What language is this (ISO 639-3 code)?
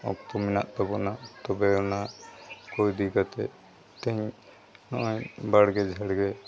sat